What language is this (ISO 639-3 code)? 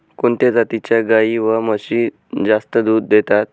mar